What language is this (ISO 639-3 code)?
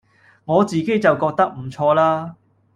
yue